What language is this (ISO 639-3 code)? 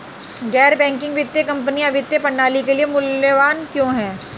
hin